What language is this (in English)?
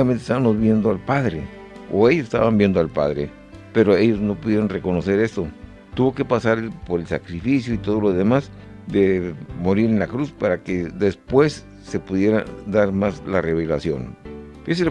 Spanish